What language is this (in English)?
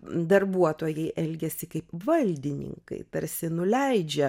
Lithuanian